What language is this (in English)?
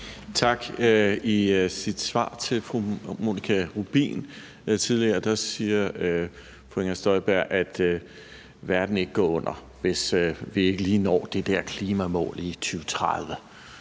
Danish